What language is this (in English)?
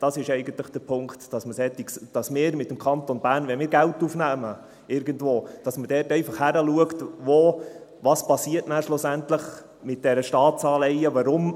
Swiss German